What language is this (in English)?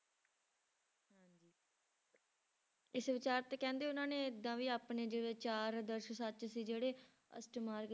Punjabi